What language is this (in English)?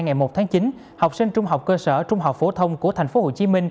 Vietnamese